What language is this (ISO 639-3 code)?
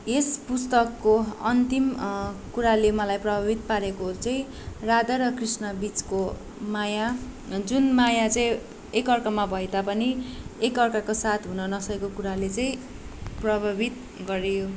nep